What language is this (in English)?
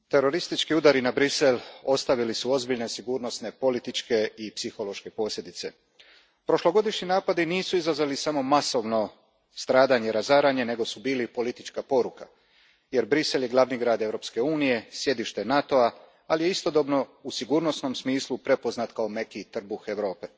Croatian